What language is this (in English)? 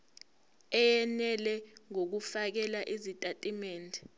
Zulu